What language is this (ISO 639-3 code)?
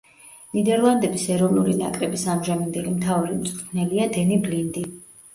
kat